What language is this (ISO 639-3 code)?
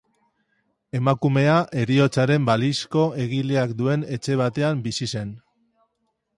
eus